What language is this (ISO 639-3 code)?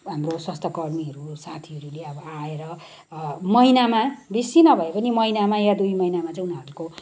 nep